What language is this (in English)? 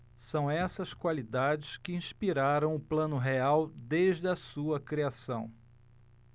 Portuguese